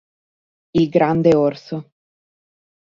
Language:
Italian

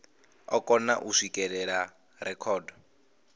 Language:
Venda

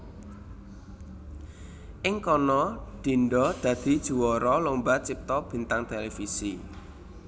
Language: Javanese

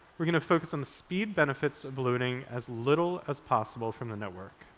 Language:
English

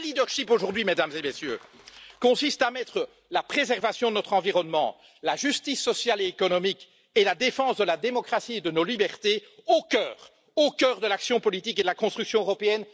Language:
French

